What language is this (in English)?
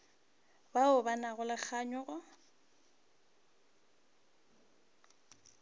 Northern Sotho